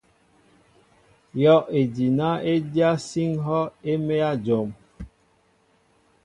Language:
Mbo (Cameroon)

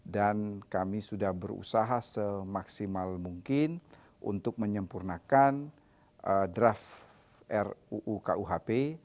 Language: Indonesian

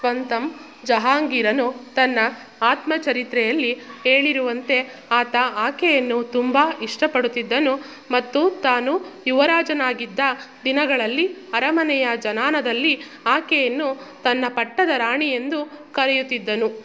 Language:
Kannada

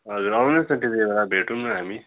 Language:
Nepali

